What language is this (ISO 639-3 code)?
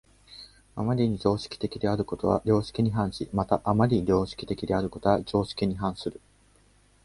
jpn